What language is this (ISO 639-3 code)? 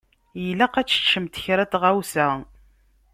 kab